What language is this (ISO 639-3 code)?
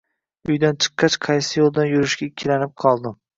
uzb